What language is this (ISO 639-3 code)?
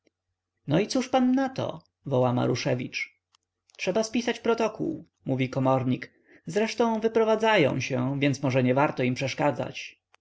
pol